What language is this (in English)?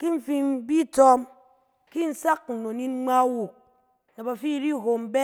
Cen